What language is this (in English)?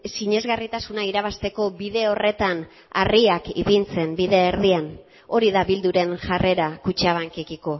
Basque